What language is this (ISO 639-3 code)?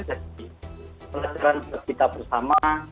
ind